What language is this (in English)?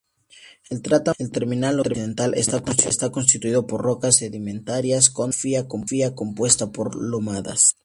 Spanish